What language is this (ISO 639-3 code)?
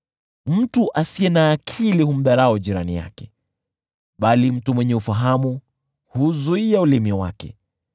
swa